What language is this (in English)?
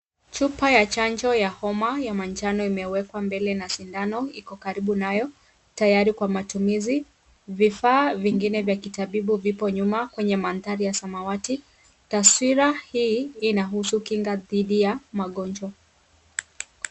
Swahili